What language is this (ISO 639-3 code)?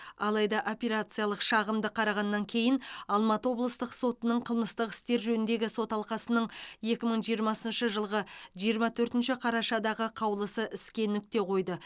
kaz